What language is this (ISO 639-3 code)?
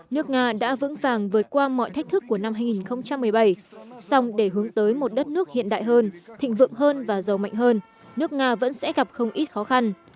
vie